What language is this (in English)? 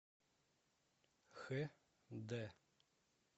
Russian